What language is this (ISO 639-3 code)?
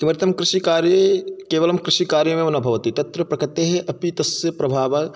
san